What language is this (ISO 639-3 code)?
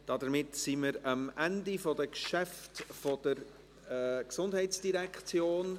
gsw